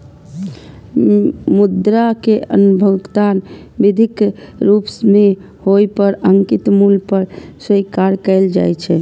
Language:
Maithili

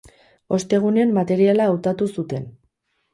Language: Basque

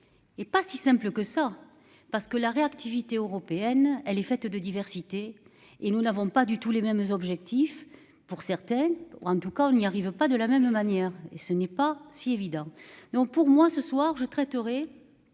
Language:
French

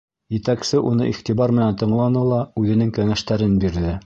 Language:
Bashkir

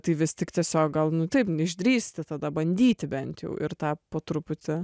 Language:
Lithuanian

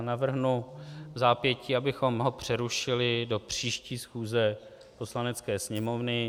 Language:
Czech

